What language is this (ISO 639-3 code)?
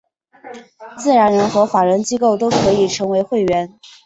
zho